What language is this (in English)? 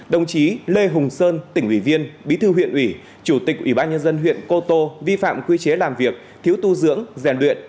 Vietnamese